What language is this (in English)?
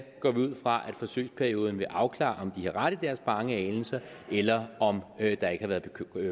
Danish